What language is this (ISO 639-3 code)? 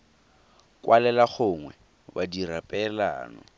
tsn